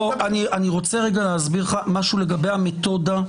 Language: Hebrew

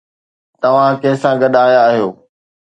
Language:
Sindhi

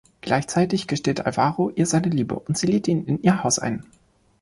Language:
German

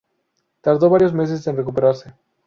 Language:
Spanish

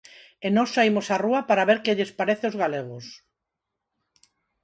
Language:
Galician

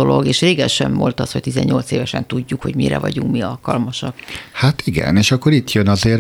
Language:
Hungarian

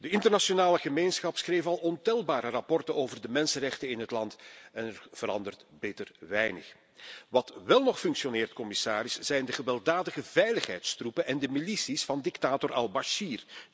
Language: Dutch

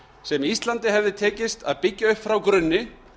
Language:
Icelandic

